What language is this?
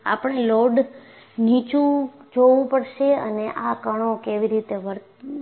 Gujarati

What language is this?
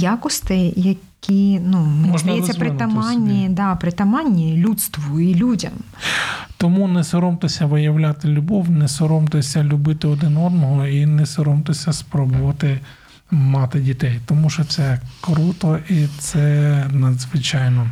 Ukrainian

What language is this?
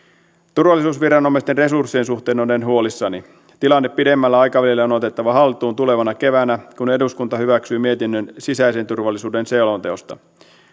Finnish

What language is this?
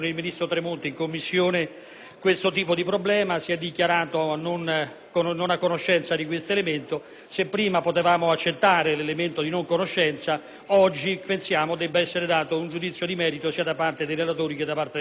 Italian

